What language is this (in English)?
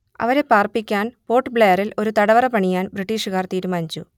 Malayalam